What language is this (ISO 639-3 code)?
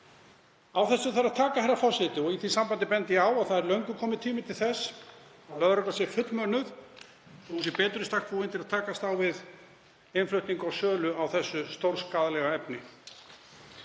isl